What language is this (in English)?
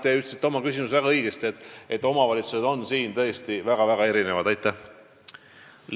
Estonian